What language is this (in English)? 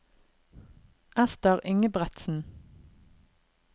Norwegian